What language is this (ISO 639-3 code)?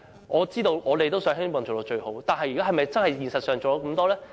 yue